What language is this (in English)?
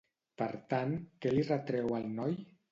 Catalan